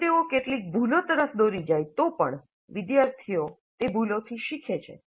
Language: Gujarati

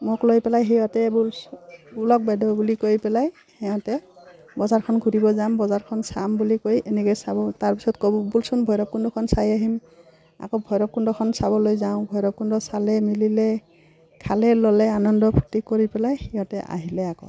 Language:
Assamese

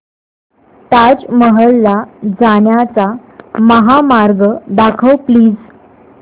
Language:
Marathi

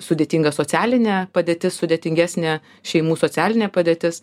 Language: Lithuanian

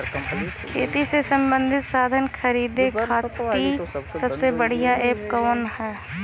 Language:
Bhojpuri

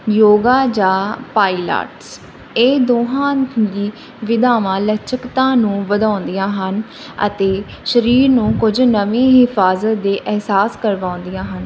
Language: Punjabi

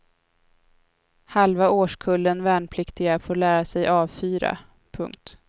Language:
Swedish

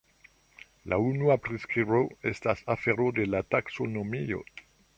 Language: Esperanto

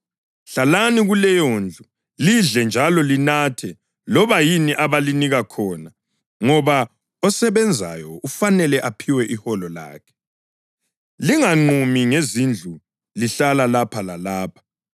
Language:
North Ndebele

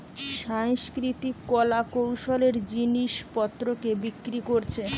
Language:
Bangla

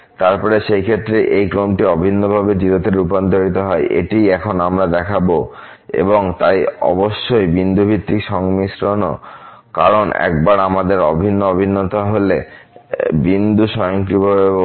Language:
Bangla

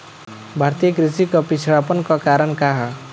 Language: Bhojpuri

